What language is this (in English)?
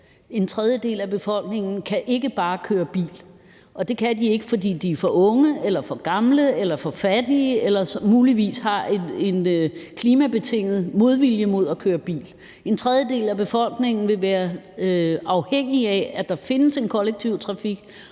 Danish